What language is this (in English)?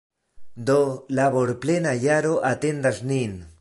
Esperanto